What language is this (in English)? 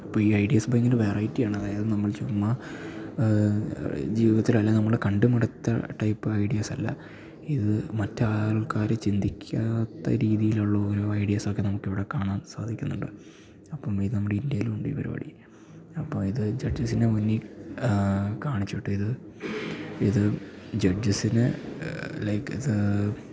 Malayalam